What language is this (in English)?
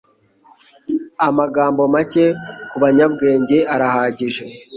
Kinyarwanda